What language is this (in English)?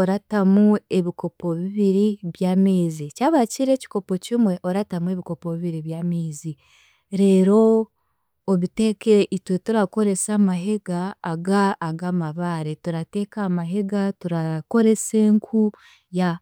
Chiga